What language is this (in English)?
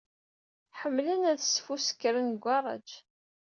Kabyle